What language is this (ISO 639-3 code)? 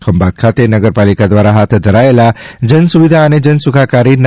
guj